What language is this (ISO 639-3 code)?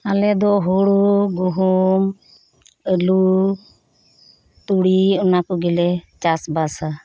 sat